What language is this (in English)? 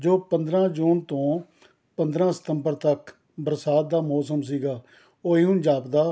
Punjabi